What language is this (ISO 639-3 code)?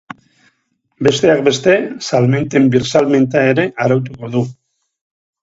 eus